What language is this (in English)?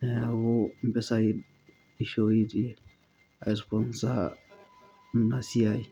Masai